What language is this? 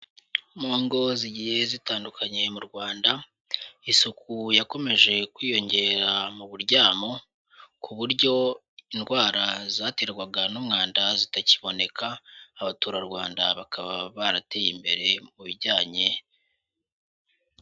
Kinyarwanda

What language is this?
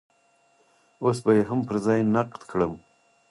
Pashto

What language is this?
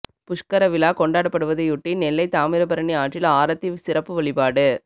Tamil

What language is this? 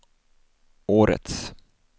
Swedish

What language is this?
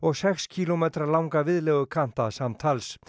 Icelandic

